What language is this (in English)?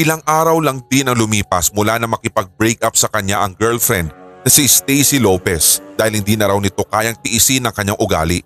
Filipino